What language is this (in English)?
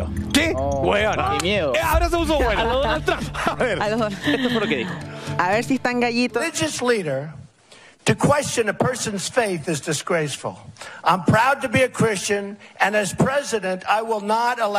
Spanish